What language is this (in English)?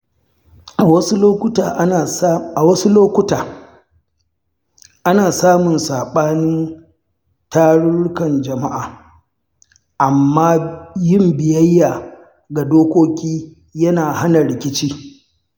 Hausa